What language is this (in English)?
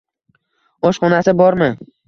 Uzbek